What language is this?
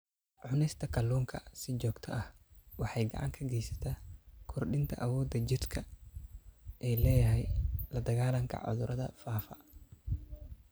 Somali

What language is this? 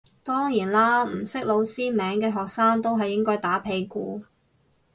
Cantonese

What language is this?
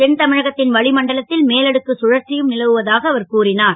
Tamil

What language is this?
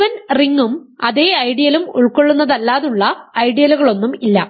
Malayalam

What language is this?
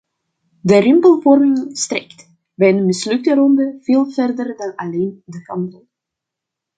Dutch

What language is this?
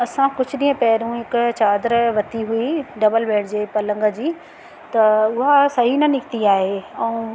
Sindhi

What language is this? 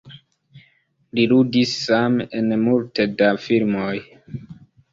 Esperanto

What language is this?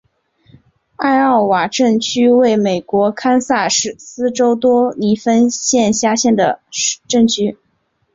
Chinese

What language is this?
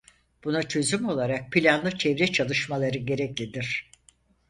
Turkish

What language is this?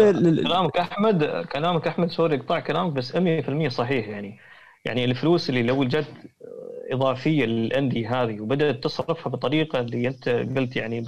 Arabic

